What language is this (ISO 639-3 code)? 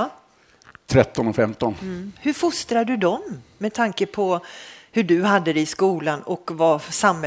swe